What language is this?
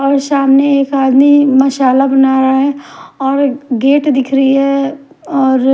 Hindi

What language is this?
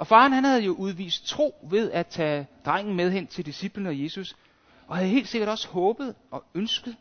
Danish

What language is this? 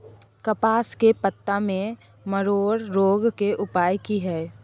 Maithili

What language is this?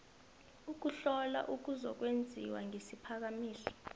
South Ndebele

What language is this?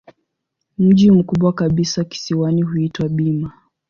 Swahili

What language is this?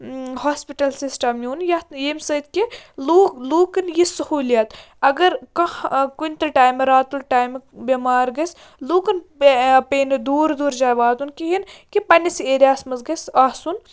Kashmiri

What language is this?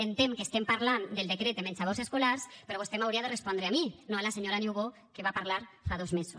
Catalan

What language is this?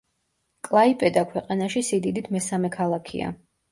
Georgian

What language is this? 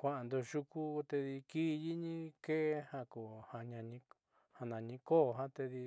Southeastern Nochixtlán Mixtec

